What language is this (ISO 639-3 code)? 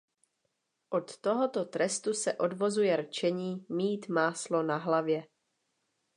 ces